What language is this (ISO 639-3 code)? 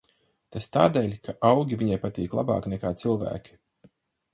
lav